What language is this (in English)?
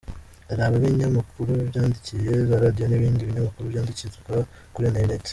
Kinyarwanda